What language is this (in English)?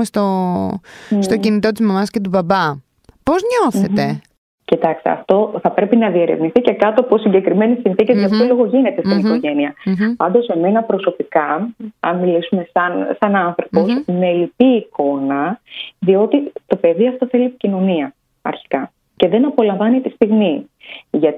Greek